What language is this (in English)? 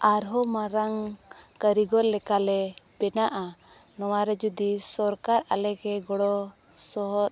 Santali